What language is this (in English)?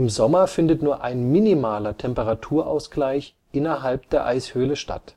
German